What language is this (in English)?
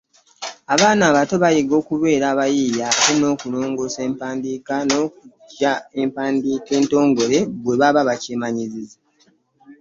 Ganda